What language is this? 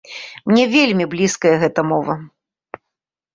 Belarusian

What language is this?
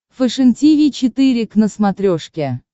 Russian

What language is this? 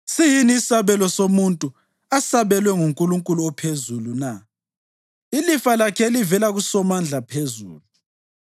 North Ndebele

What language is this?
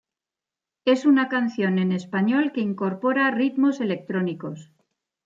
Spanish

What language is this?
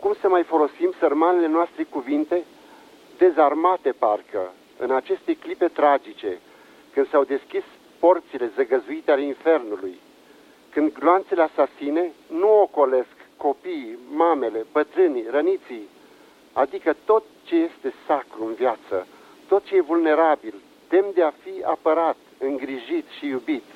Romanian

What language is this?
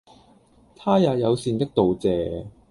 Cantonese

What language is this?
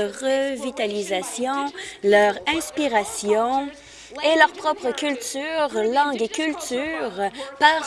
French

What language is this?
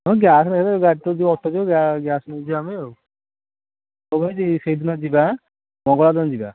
Odia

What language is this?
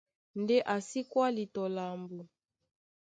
Duala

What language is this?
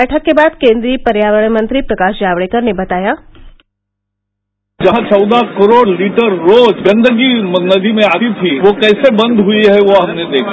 Hindi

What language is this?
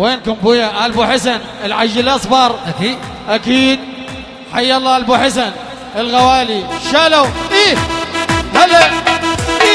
Arabic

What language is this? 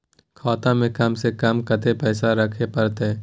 Maithili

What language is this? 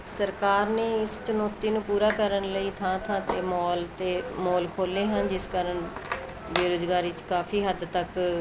Punjabi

